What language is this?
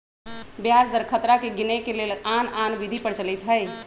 Magahi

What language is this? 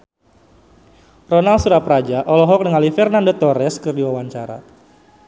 Sundanese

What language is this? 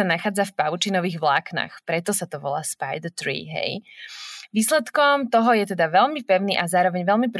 Slovak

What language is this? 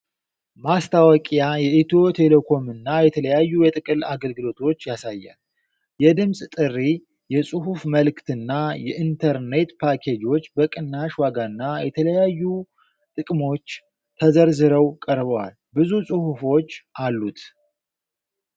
Amharic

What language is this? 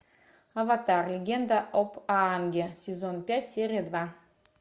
Russian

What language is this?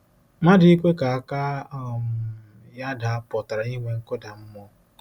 Igbo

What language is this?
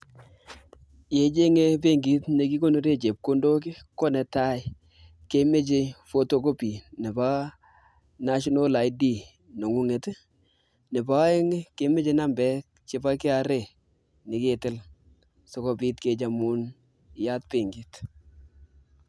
Kalenjin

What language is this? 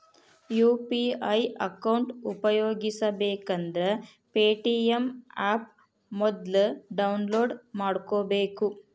Kannada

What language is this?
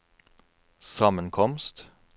Norwegian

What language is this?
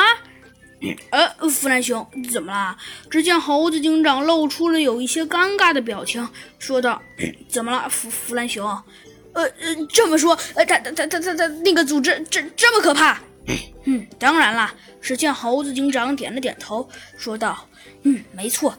Chinese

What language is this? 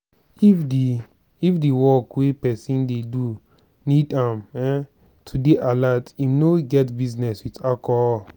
Nigerian Pidgin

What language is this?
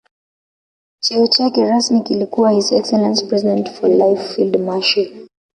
Swahili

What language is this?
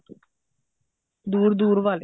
Punjabi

